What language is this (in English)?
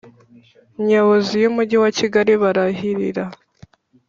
Kinyarwanda